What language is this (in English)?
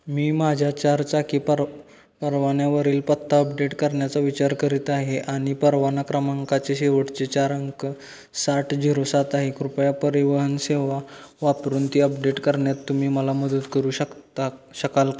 Marathi